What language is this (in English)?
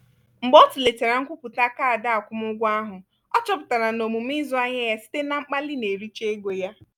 Igbo